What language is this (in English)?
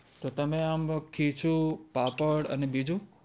Gujarati